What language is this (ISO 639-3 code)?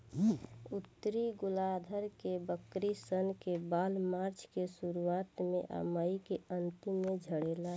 bho